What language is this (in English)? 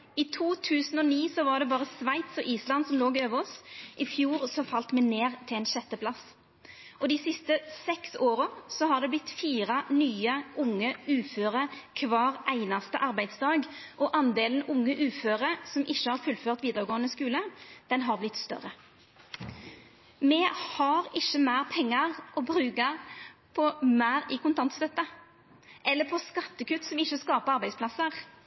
Norwegian Nynorsk